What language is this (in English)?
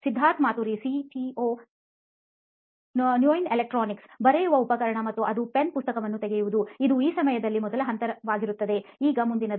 Kannada